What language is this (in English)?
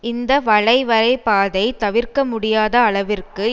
Tamil